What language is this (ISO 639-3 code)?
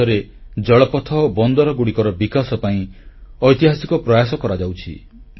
ori